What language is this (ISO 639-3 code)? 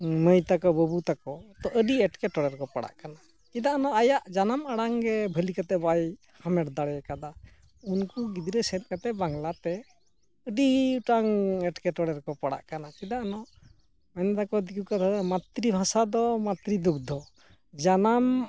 sat